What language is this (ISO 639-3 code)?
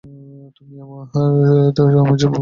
ben